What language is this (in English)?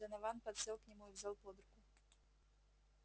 Russian